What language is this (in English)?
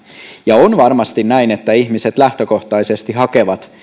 Finnish